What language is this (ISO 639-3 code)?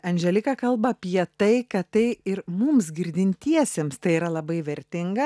lit